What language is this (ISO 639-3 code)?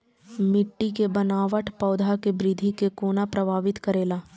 mai